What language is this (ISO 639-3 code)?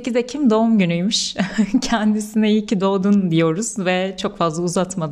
tur